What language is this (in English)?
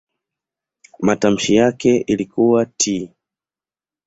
Swahili